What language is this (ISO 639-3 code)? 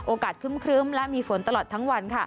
tha